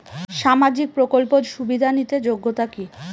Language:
Bangla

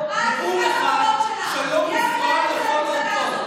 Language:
Hebrew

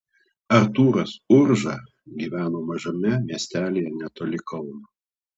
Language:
Lithuanian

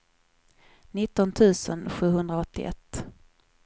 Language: Swedish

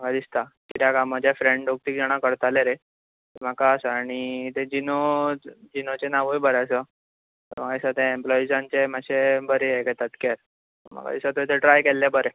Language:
Konkani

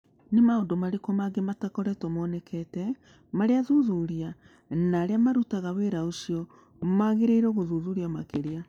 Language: Kikuyu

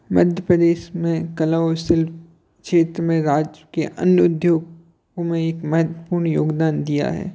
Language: Hindi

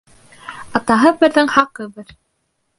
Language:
Bashkir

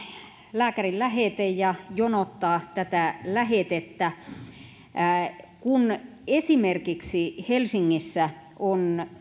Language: Finnish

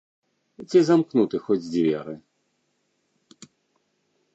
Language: Belarusian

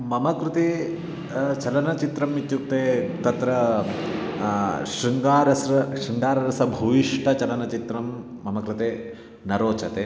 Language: Sanskrit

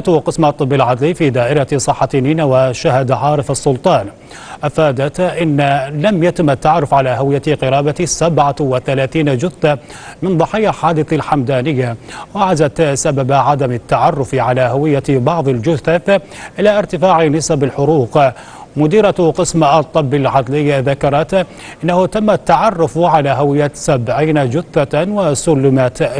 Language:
Arabic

